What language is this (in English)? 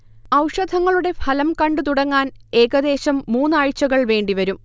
Malayalam